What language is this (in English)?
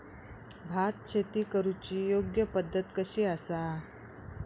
Marathi